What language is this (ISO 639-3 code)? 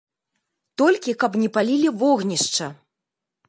bel